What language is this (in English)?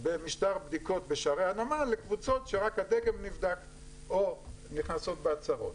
Hebrew